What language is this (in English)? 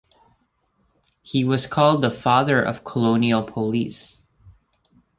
English